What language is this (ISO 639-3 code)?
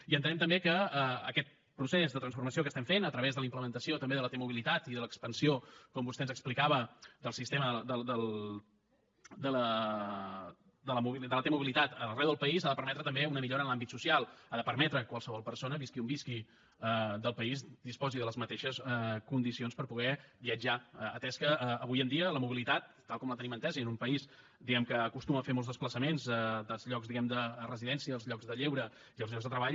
cat